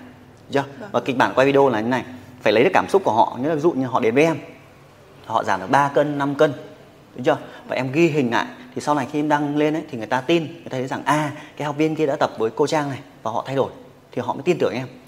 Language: Vietnamese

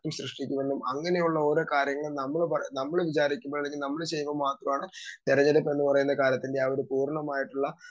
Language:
Malayalam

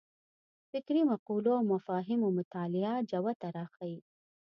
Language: Pashto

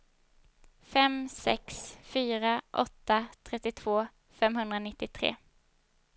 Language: Swedish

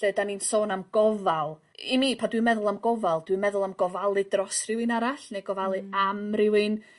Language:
Welsh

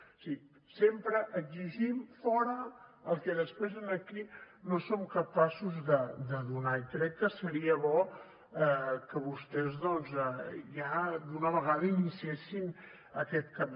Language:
Catalan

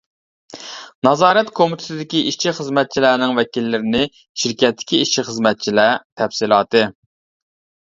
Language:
Uyghur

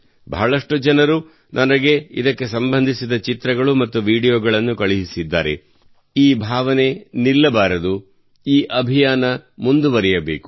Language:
Kannada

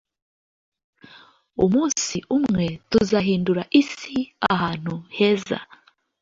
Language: Kinyarwanda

